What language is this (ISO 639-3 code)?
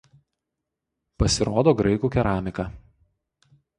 lit